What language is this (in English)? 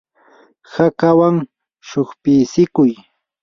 Yanahuanca Pasco Quechua